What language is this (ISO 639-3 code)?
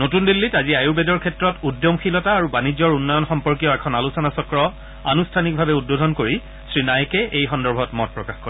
asm